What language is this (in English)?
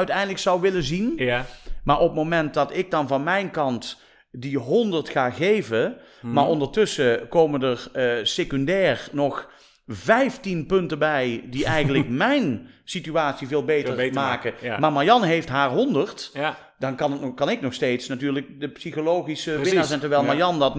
Dutch